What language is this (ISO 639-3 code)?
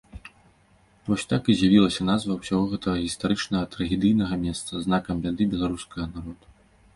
bel